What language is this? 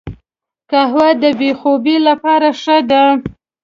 Pashto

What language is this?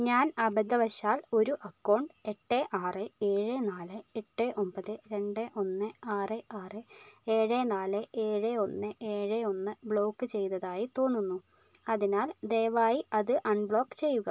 Malayalam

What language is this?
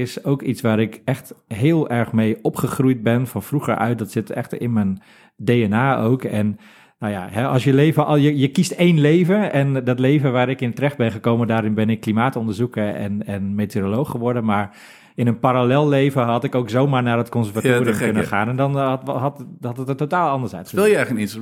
Dutch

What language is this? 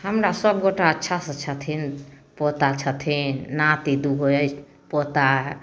Maithili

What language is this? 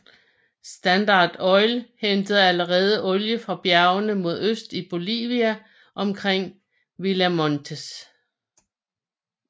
Danish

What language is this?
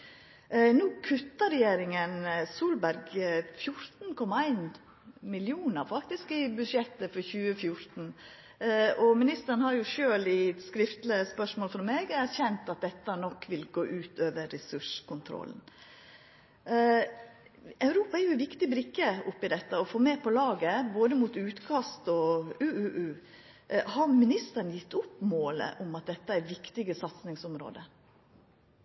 Norwegian Nynorsk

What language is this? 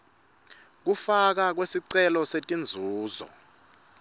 Swati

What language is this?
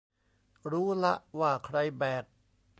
Thai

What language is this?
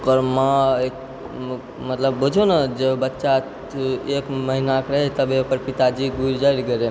Maithili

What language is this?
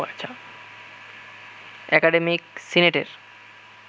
Bangla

